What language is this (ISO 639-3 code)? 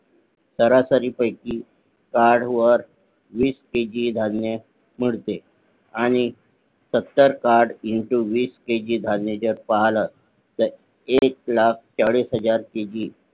mar